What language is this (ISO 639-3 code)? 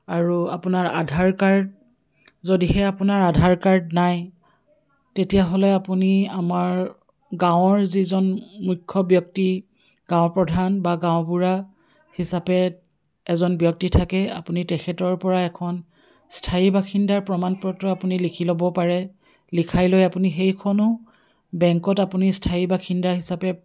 asm